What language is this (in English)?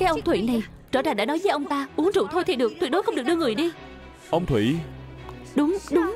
Vietnamese